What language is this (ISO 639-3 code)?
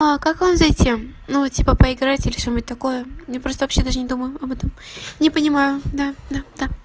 rus